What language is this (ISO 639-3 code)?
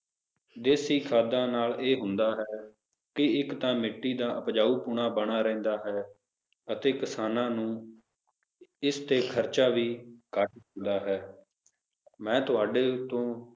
pan